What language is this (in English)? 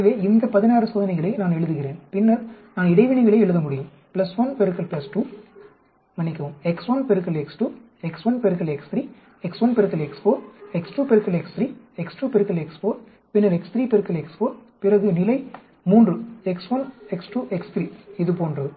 Tamil